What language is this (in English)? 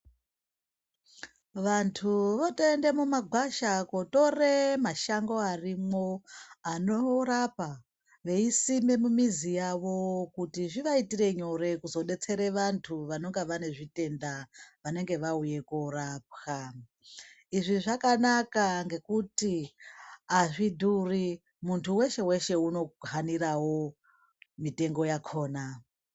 Ndau